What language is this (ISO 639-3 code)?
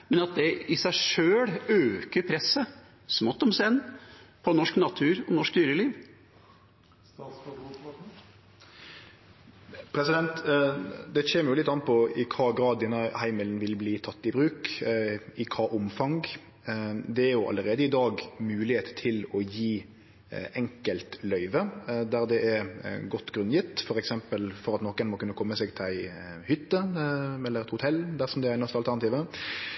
nor